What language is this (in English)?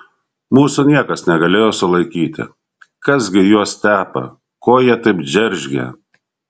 Lithuanian